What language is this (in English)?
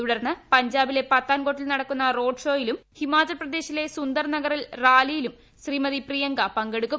Malayalam